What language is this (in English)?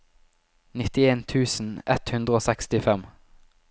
Norwegian